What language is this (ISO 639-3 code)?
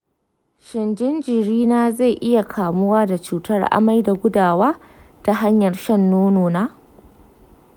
hau